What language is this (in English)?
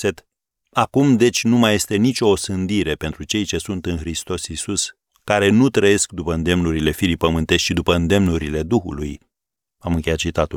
Romanian